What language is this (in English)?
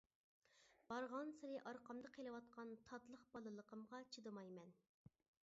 Uyghur